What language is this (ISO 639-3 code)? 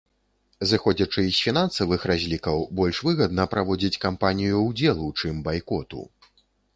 bel